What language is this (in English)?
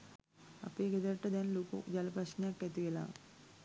Sinhala